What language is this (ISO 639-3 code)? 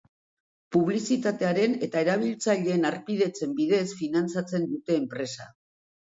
eus